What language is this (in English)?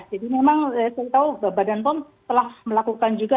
Indonesian